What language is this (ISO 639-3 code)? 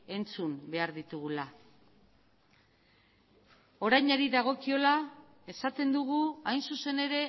eus